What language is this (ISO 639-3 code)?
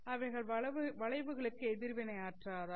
tam